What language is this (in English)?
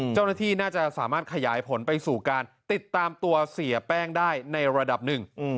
Thai